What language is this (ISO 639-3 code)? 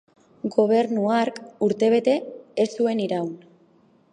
eus